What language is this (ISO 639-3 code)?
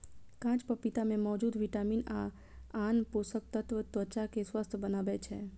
mai